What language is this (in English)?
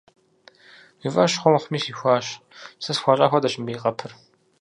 Kabardian